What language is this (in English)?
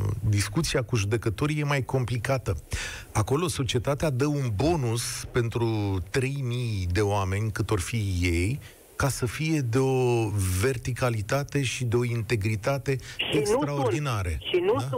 Romanian